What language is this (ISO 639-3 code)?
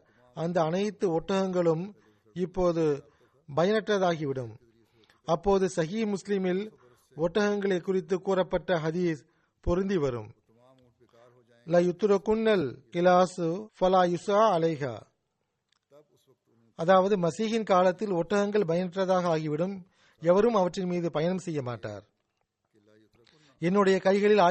tam